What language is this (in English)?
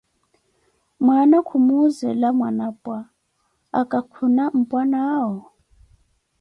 Koti